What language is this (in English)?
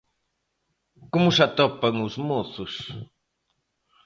Galician